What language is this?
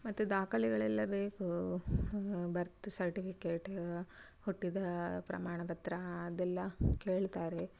Kannada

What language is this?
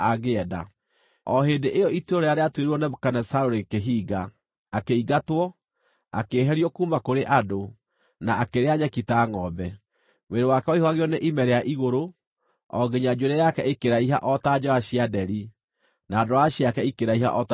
Kikuyu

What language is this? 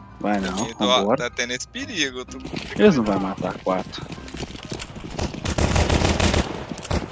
Portuguese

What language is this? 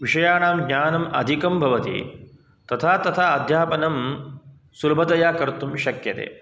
Sanskrit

